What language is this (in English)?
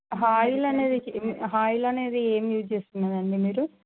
Telugu